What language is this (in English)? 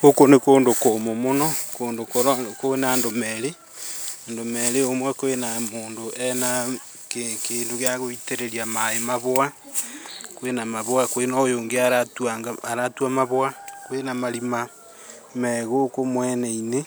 Kikuyu